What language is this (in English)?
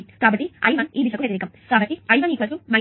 Telugu